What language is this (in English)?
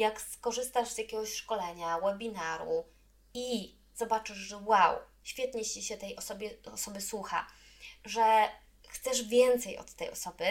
Polish